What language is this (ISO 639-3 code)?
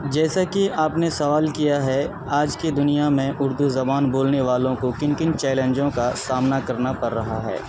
urd